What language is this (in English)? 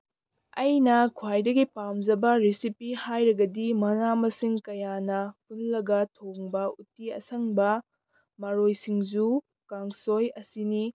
Manipuri